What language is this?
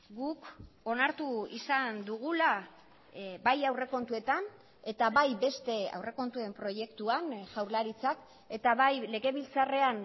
Basque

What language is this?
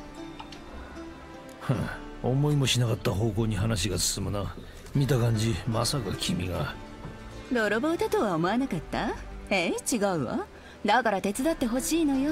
Japanese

